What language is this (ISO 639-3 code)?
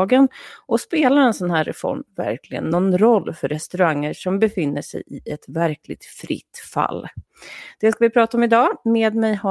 swe